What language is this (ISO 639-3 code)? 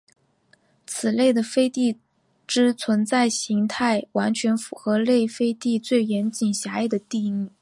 zho